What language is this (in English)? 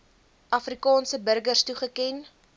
Afrikaans